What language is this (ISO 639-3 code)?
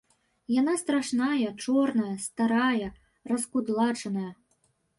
bel